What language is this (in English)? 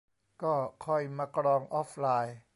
Thai